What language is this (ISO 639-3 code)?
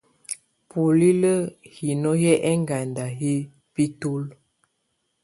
tvu